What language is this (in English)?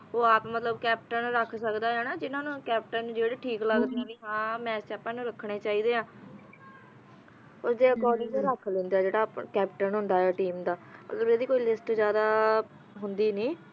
Punjabi